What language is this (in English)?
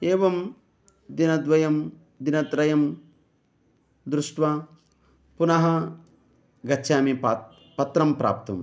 Sanskrit